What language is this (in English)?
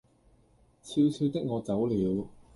Cantonese